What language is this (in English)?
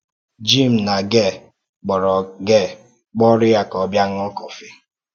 Igbo